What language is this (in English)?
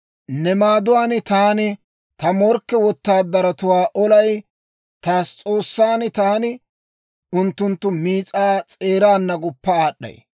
Dawro